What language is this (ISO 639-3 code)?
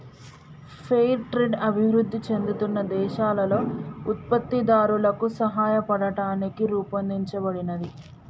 tel